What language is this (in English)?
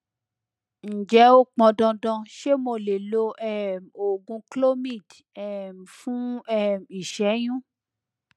Yoruba